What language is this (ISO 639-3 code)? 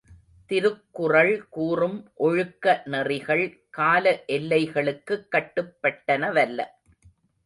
tam